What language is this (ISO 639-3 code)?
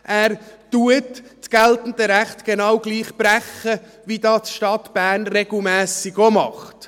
gsw